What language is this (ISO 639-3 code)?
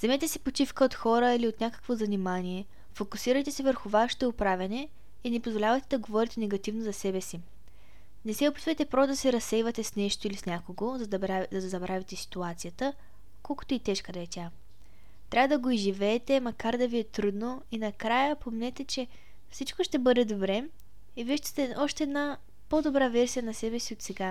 bul